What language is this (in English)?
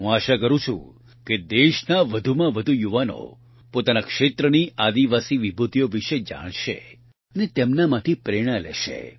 Gujarati